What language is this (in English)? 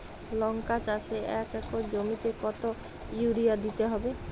Bangla